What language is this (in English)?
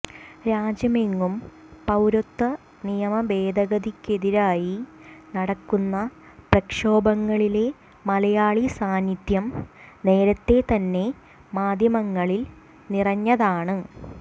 Malayalam